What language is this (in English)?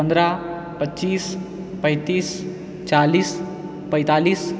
Maithili